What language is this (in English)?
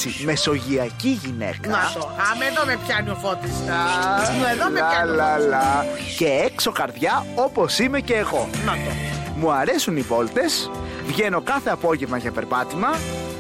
Greek